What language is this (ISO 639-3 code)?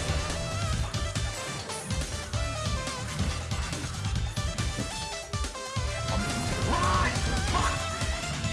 kor